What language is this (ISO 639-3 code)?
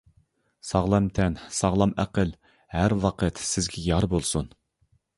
uig